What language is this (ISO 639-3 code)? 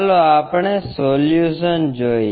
guj